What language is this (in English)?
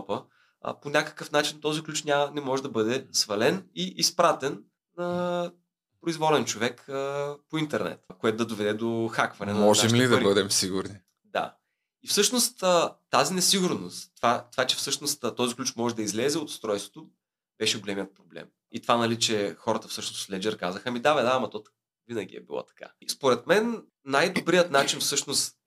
Bulgarian